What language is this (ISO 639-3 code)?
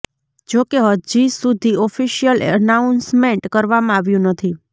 guj